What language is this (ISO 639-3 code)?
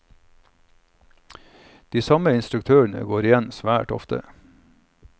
nor